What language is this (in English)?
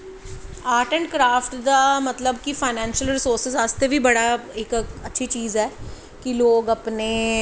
Dogri